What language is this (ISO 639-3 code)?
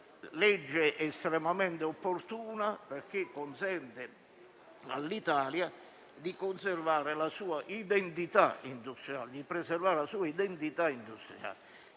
ita